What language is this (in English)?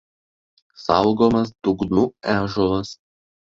Lithuanian